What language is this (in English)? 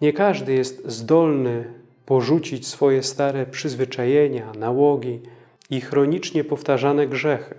Polish